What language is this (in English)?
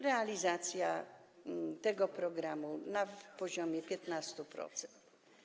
Polish